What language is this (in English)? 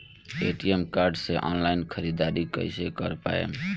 Bhojpuri